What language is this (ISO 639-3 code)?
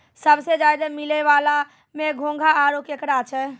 mai